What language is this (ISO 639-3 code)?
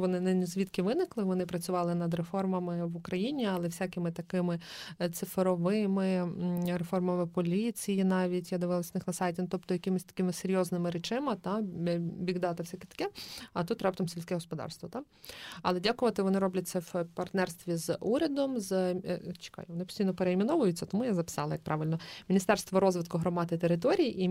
ukr